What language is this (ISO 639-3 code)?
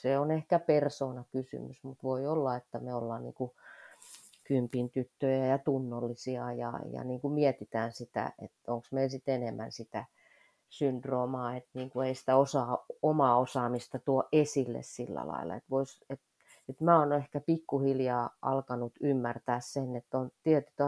fin